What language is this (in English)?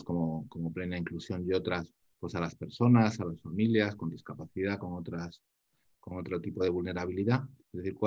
Spanish